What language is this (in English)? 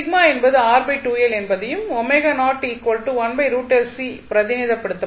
Tamil